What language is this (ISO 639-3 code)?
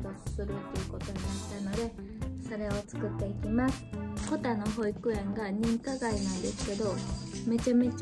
jpn